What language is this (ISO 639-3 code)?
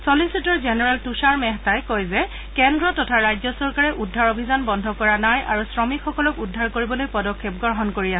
asm